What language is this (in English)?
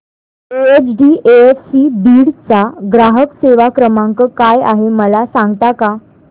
Marathi